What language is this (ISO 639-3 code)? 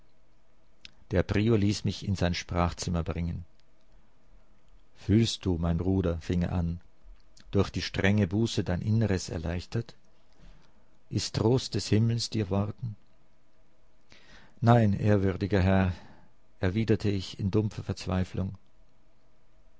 deu